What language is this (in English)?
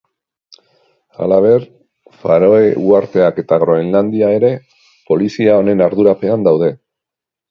Basque